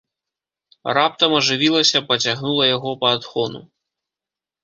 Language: Belarusian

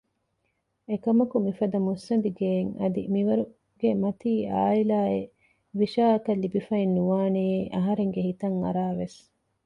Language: Divehi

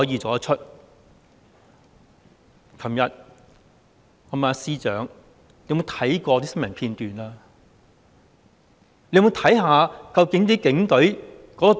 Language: Cantonese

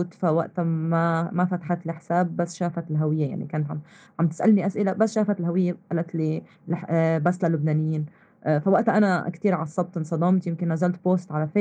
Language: Arabic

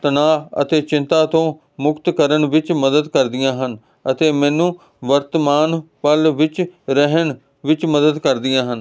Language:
Punjabi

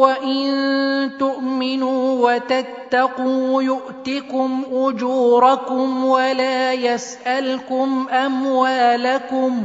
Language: Arabic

